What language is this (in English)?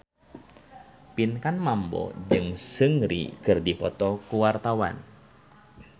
Sundanese